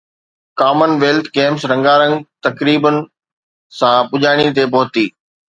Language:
Sindhi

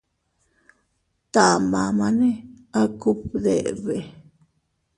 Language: Teutila Cuicatec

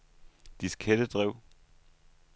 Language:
Danish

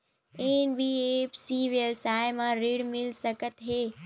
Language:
Chhattisgarhi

